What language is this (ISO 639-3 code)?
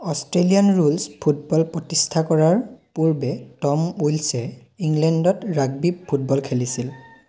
asm